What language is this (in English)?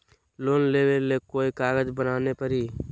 Magahi